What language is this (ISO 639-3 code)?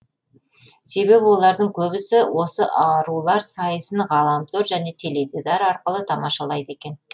kaz